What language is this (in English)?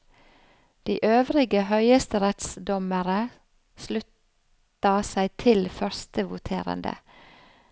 Norwegian